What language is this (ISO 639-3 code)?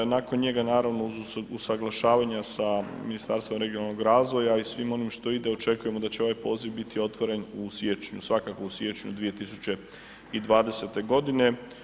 hrv